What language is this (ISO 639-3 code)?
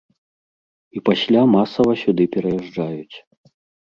bel